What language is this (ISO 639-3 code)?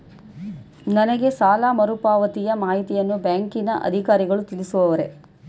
kan